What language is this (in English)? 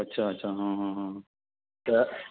Sindhi